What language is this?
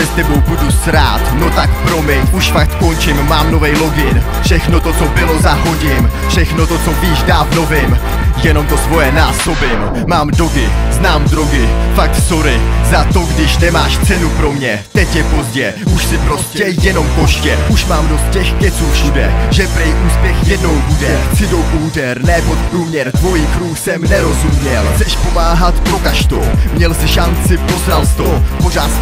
Czech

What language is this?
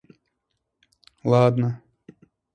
Russian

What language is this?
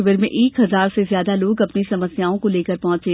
Hindi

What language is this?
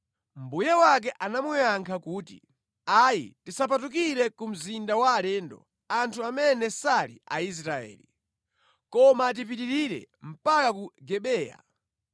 Nyanja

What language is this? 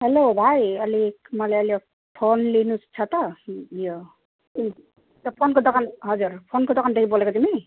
Nepali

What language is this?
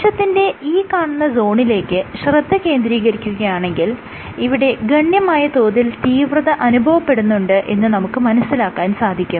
Malayalam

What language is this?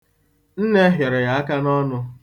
Igbo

